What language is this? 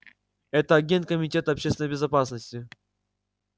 Russian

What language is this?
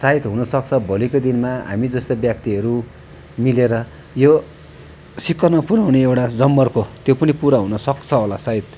Nepali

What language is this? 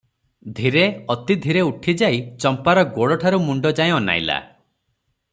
Odia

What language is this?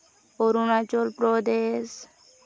Santali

